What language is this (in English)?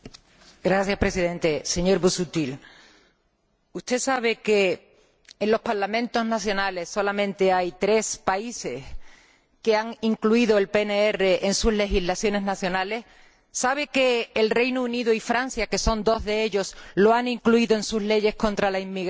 Spanish